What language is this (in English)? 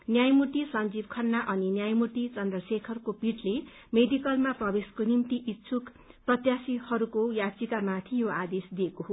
Nepali